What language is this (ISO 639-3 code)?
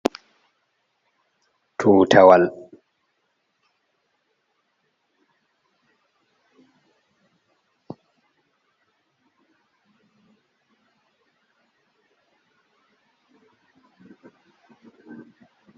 ful